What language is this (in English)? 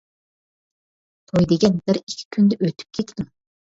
Uyghur